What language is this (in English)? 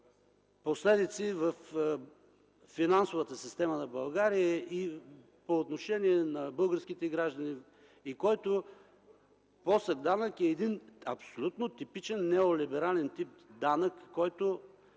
Bulgarian